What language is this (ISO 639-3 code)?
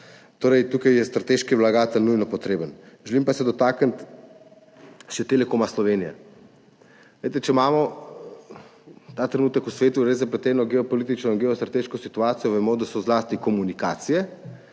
slv